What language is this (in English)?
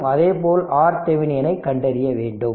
Tamil